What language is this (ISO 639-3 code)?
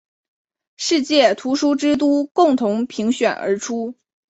zho